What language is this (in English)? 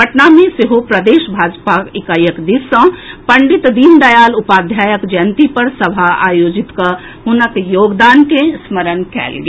Maithili